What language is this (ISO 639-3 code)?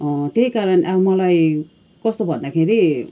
nep